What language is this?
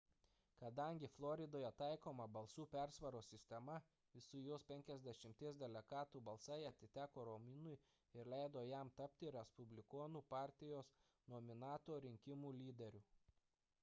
Lithuanian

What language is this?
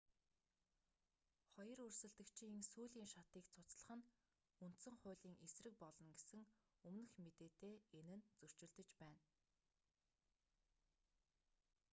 Mongolian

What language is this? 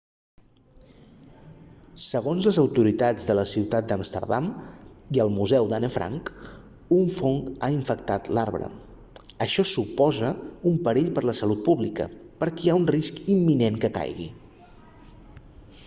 Catalan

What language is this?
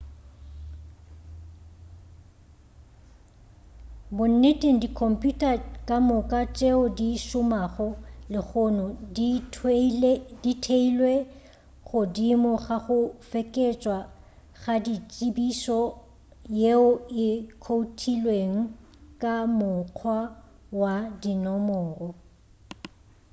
Northern Sotho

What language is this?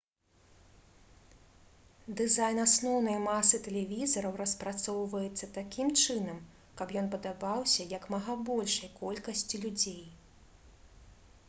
Belarusian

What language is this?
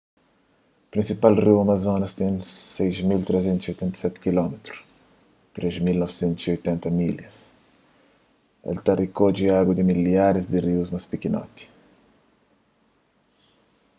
Kabuverdianu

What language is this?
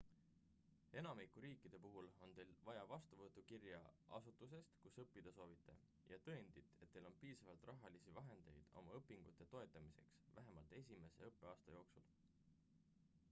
Estonian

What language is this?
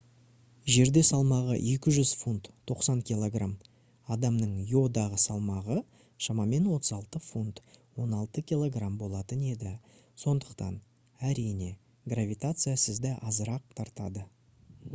Kazakh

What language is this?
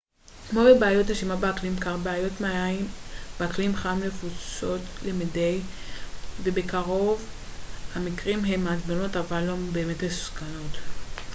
Hebrew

